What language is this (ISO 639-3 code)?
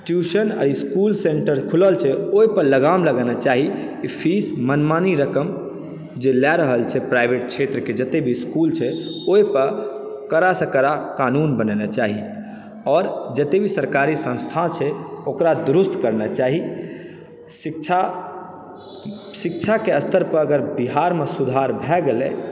mai